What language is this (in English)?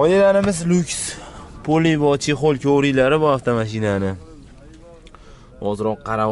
Turkish